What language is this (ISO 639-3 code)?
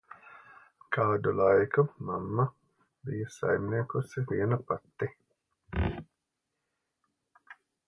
lav